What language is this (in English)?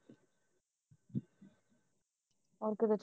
Punjabi